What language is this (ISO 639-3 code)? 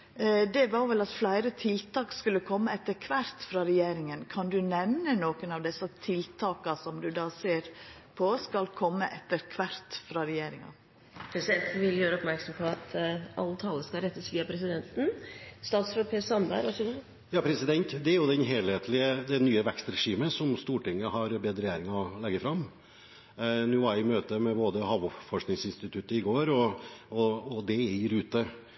nor